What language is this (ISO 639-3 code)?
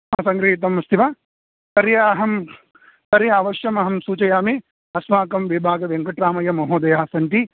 san